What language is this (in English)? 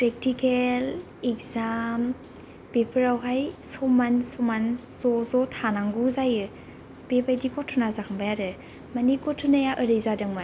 Bodo